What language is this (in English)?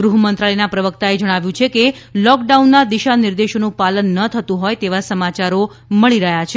Gujarati